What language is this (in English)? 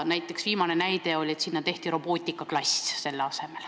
Estonian